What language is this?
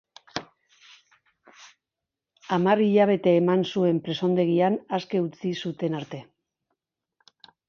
Basque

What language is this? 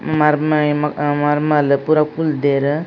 Tulu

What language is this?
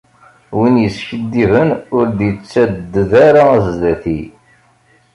Kabyle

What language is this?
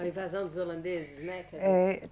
Portuguese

